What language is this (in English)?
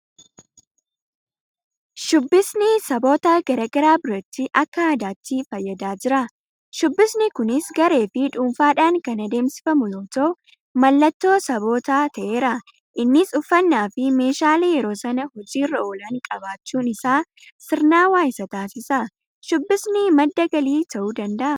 Oromo